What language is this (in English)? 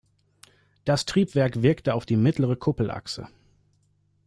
German